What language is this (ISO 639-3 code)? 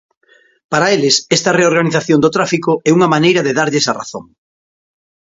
glg